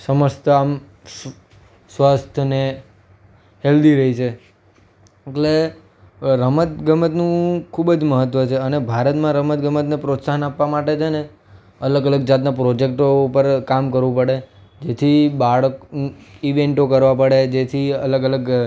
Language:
Gujarati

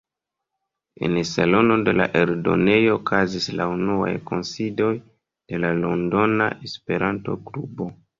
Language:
Esperanto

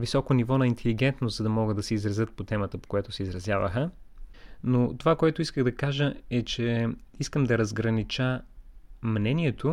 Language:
Bulgarian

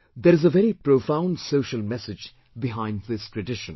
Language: English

